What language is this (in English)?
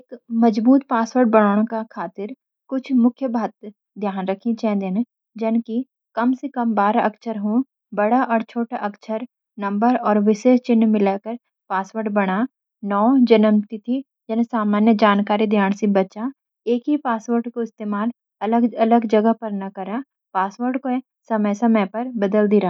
Garhwali